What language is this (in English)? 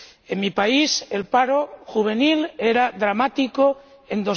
Spanish